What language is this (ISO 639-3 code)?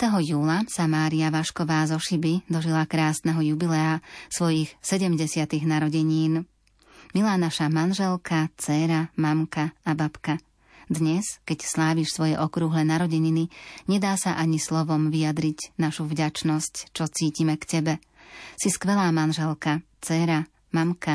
slk